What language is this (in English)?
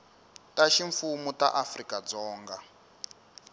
Tsonga